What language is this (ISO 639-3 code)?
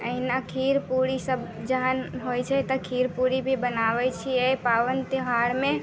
mai